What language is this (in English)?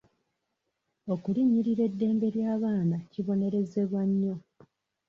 Ganda